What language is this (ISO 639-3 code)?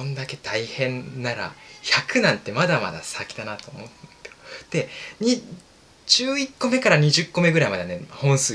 jpn